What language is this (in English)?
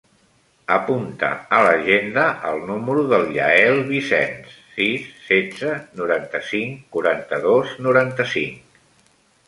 Catalan